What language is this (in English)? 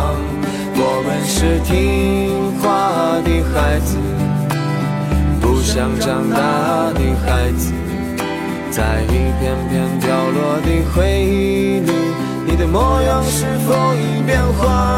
Chinese